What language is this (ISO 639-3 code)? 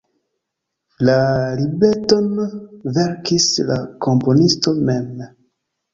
epo